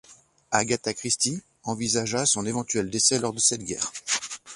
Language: French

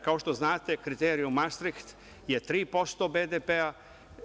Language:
Serbian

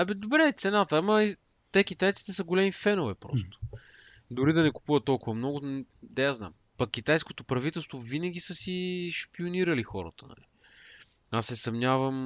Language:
Bulgarian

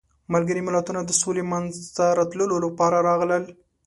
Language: Pashto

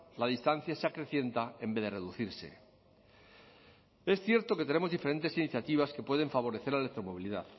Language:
Spanish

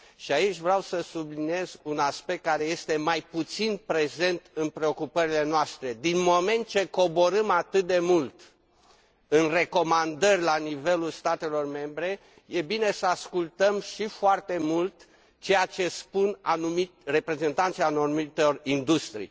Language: Romanian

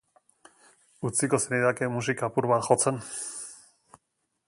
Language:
Basque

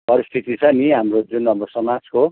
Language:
Nepali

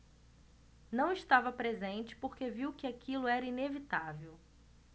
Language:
Portuguese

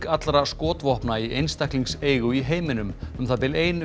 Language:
Icelandic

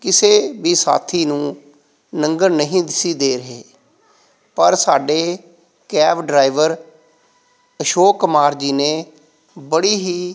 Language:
Punjabi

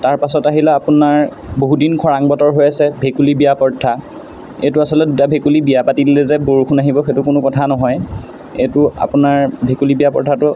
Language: Assamese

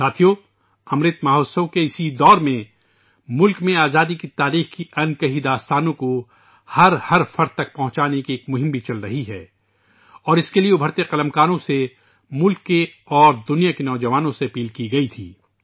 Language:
Urdu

